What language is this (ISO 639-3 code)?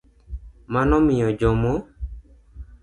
luo